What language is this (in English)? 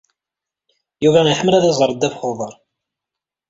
Kabyle